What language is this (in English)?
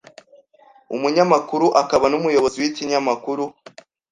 Kinyarwanda